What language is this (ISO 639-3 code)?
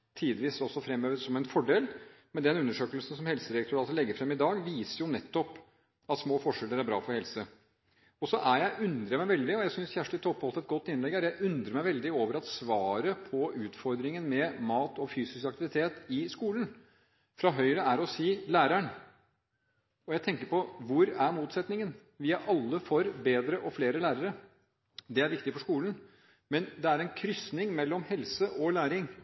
nob